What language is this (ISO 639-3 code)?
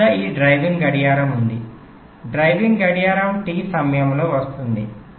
tel